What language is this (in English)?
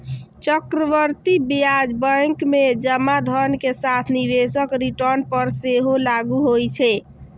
Maithili